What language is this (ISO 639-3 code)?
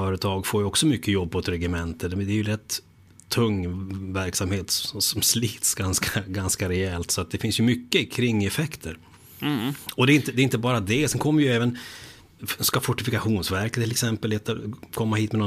swe